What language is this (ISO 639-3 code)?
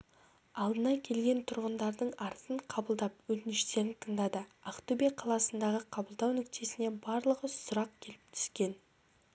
kaz